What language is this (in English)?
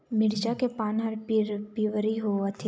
Chhattisgarhi